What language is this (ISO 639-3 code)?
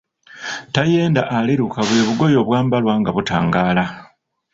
lug